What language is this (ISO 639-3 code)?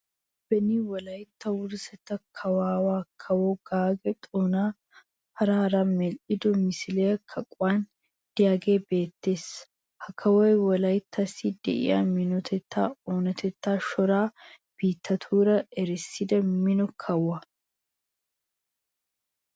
wal